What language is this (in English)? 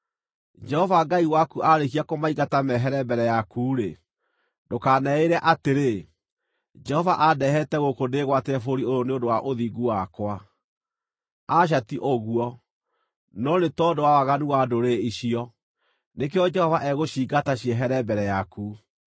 Kikuyu